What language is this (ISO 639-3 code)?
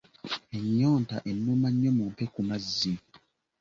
lug